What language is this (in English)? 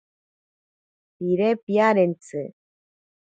Ashéninka Perené